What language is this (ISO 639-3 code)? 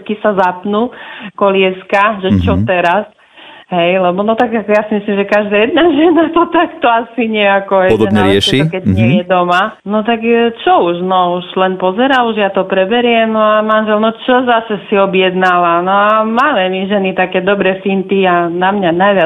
slk